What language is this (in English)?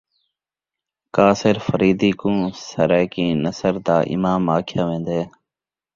Saraiki